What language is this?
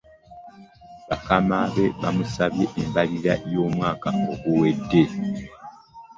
Ganda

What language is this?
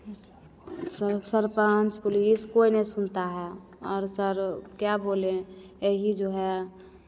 Hindi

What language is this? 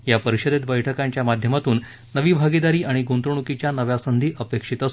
Marathi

